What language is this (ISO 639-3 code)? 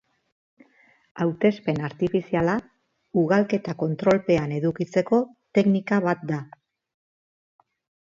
eus